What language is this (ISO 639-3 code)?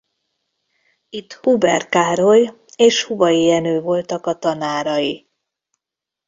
hun